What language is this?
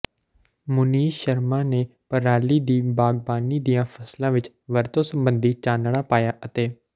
Punjabi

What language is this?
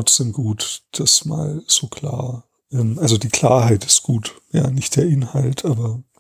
German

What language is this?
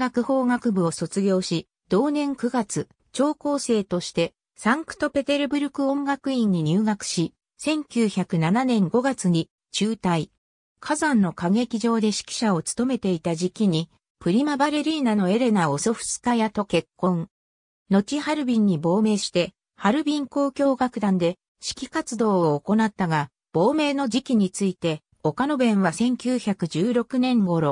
Japanese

